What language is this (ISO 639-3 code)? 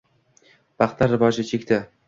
uzb